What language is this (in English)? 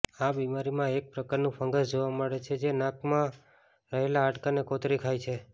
Gujarati